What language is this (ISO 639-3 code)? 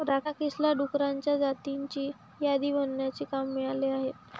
mar